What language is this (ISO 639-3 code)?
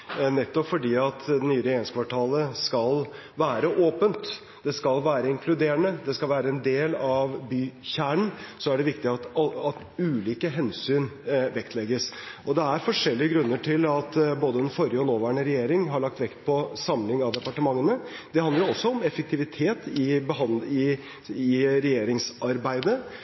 nob